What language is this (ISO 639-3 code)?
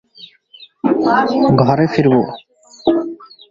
ben